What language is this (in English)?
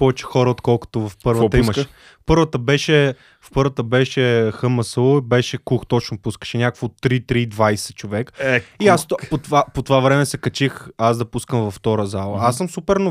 Bulgarian